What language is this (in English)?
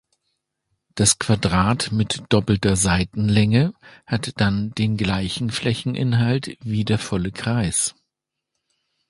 German